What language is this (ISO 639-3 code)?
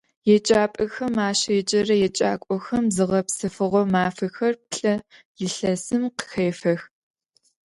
ady